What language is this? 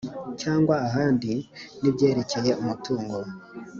Kinyarwanda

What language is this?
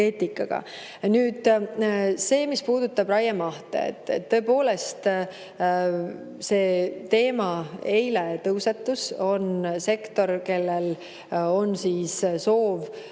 Estonian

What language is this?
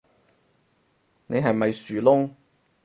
Cantonese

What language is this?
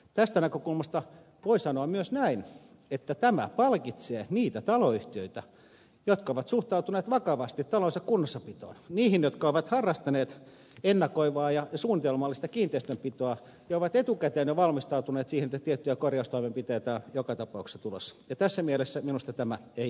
Finnish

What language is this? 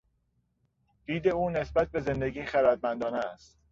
Persian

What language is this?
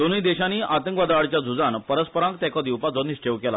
Konkani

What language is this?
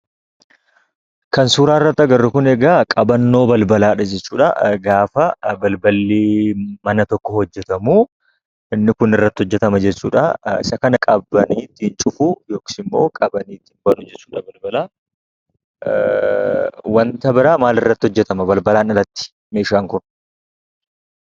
Oromo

